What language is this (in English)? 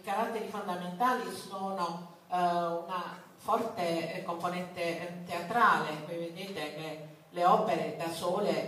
Italian